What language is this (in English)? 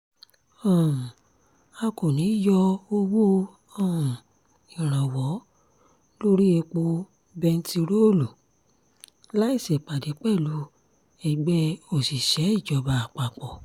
Yoruba